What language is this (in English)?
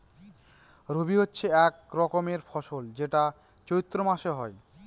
Bangla